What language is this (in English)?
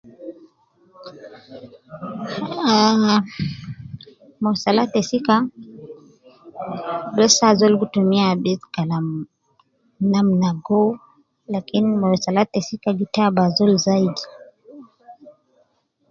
Nubi